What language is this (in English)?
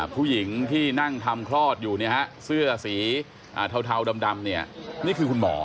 Thai